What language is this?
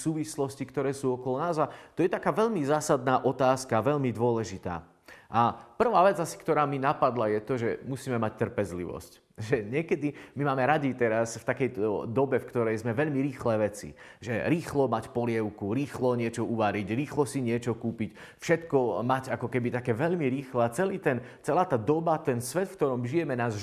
Slovak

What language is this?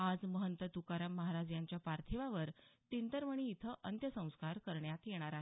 Marathi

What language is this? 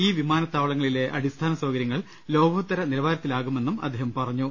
Malayalam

